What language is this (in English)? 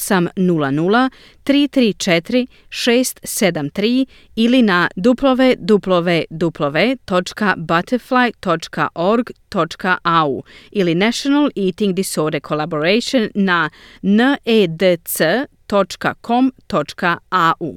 Croatian